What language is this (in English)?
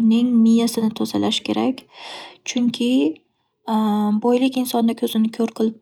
Uzbek